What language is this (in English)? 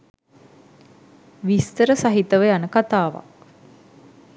Sinhala